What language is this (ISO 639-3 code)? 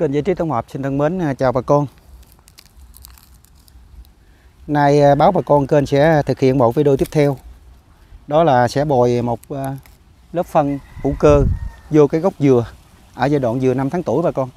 vie